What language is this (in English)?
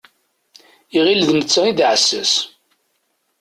Kabyle